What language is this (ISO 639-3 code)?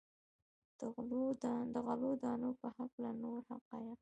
pus